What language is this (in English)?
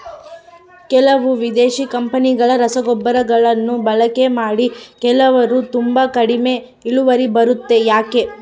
Kannada